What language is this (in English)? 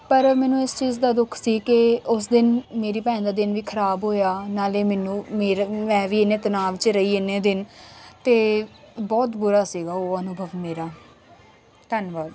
Punjabi